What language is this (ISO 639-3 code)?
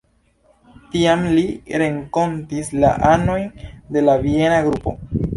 epo